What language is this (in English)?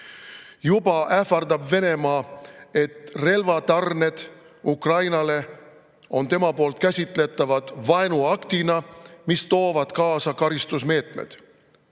Estonian